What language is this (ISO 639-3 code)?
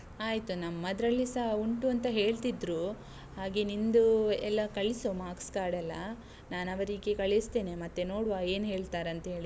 kan